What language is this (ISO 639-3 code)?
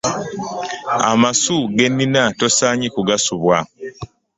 lug